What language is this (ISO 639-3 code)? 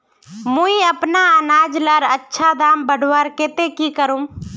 mag